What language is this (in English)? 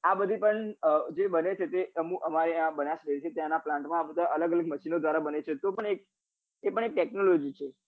Gujarati